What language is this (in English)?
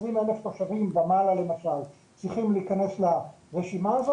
Hebrew